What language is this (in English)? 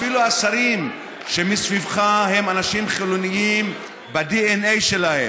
Hebrew